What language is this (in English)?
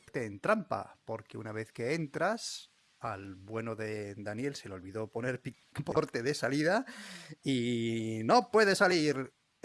Spanish